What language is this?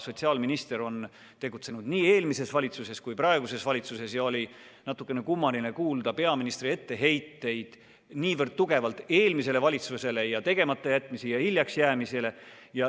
Estonian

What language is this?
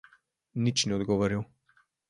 Slovenian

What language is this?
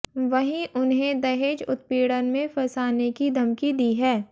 Hindi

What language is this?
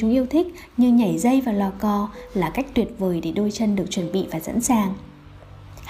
Vietnamese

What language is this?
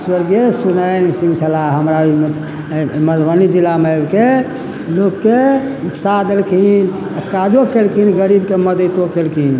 Maithili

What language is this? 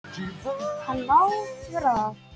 Icelandic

